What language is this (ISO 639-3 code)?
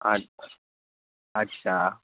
asm